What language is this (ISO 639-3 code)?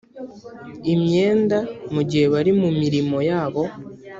kin